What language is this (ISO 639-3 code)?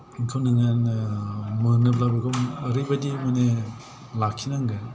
brx